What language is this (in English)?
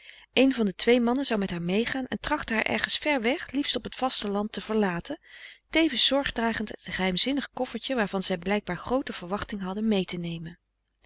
Dutch